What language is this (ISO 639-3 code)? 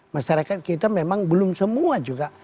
ind